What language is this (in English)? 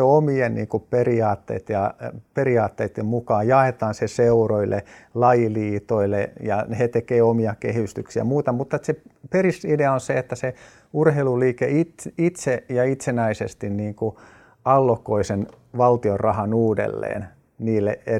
Finnish